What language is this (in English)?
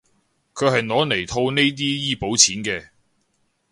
Cantonese